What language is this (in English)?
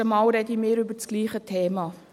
Swiss German